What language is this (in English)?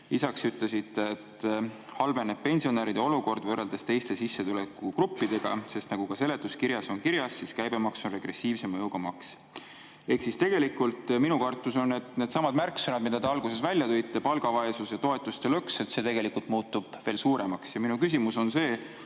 Estonian